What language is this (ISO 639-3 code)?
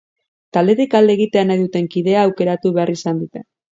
eus